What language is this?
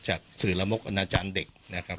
Thai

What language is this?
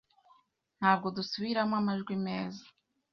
Kinyarwanda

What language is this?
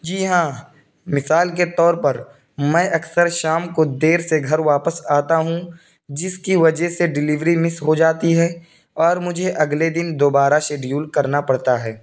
Urdu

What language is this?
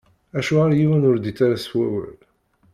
Kabyle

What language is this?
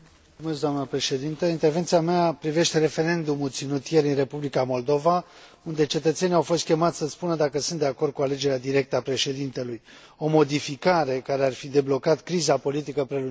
Romanian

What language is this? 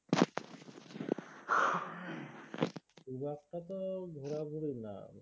Bangla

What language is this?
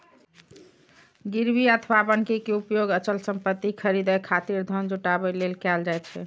Maithili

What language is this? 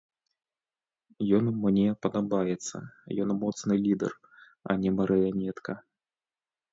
Belarusian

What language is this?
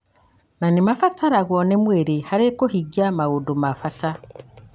Kikuyu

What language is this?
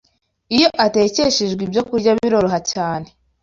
Kinyarwanda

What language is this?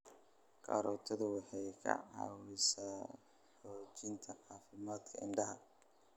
Somali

